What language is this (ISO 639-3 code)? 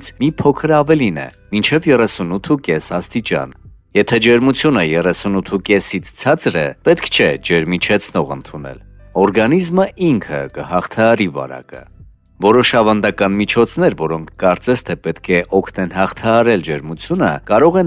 ron